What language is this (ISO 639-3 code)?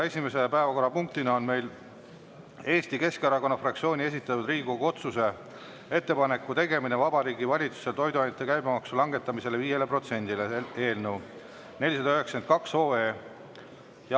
est